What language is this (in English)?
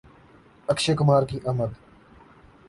Urdu